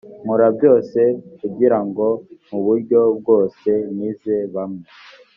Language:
Kinyarwanda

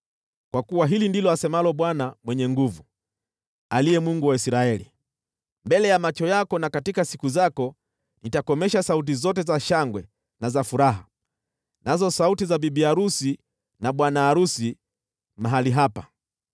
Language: Swahili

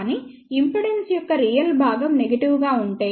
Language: Telugu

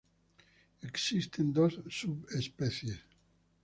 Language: Spanish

